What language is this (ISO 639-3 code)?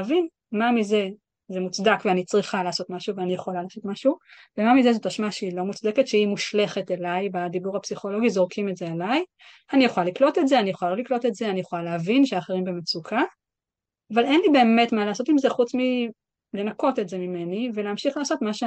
heb